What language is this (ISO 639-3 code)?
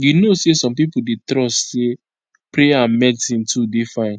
pcm